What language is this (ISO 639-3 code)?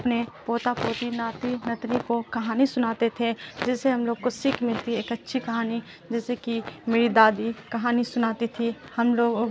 urd